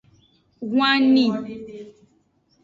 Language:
Aja (Benin)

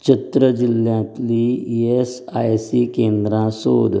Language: Konkani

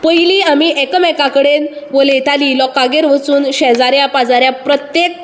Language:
Konkani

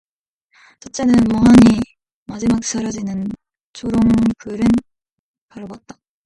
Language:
Korean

